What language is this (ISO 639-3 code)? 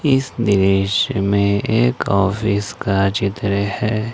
hin